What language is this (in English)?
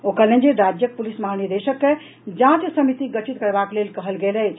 Maithili